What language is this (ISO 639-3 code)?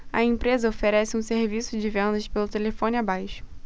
por